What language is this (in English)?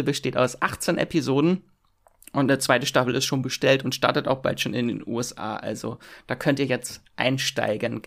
German